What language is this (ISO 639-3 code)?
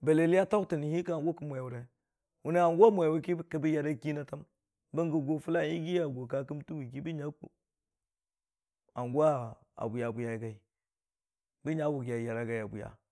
cfa